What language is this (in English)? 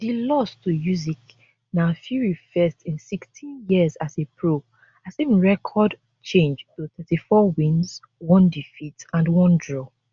Nigerian Pidgin